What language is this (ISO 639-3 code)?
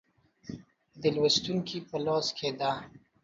pus